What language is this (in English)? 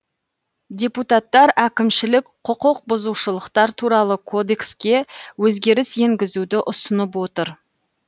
Kazakh